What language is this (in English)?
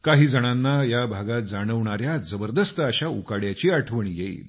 Marathi